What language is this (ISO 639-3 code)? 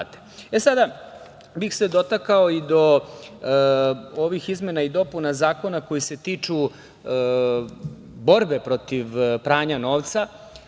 srp